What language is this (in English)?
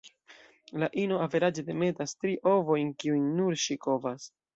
Esperanto